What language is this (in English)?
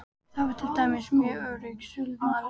Icelandic